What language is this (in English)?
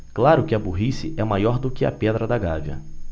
Portuguese